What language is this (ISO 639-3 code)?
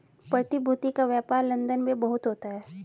hin